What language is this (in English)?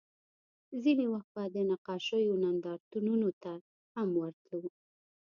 Pashto